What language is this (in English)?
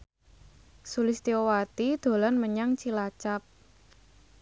Javanese